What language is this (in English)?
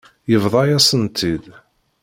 Kabyle